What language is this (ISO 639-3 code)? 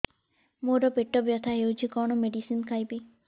ori